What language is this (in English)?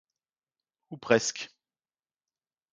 French